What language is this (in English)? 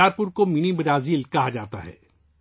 Urdu